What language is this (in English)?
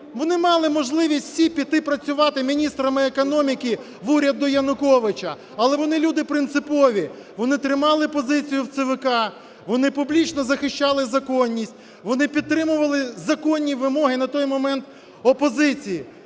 Ukrainian